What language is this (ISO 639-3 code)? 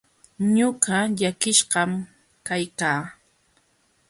qxw